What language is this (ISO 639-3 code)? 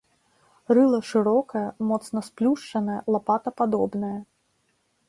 bel